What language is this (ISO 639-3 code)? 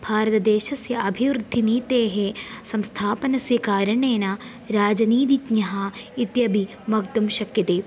san